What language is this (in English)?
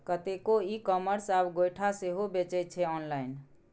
Maithili